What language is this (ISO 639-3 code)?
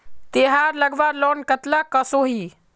mag